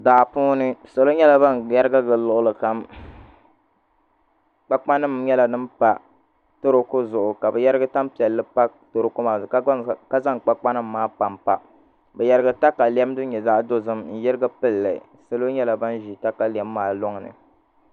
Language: Dagbani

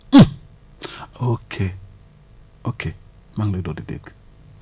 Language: Wolof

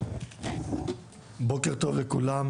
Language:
Hebrew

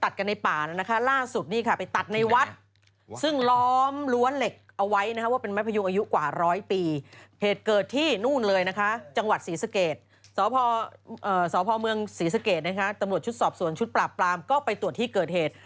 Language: Thai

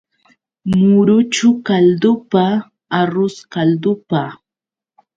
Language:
Yauyos Quechua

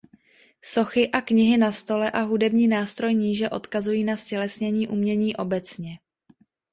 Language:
Czech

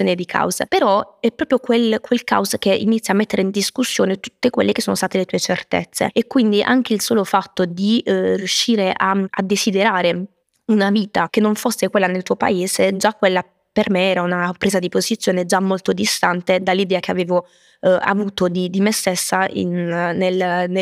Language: Italian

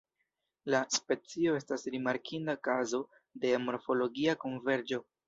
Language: Esperanto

